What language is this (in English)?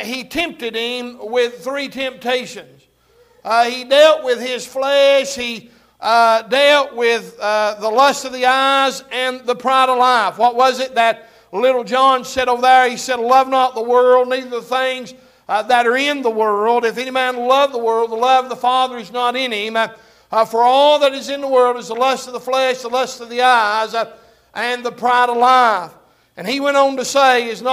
English